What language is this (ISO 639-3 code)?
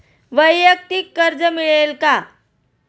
mar